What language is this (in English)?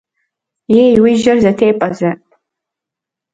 Kabardian